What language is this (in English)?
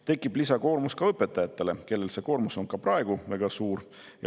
Estonian